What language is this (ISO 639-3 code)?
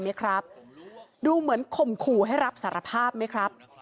tha